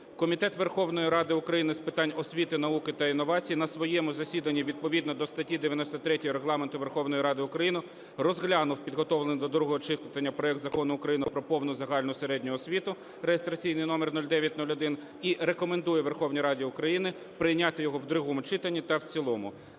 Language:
Ukrainian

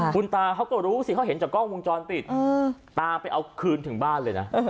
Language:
Thai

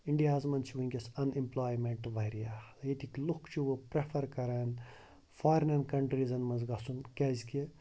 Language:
Kashmiri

